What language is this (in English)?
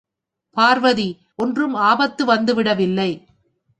Tamil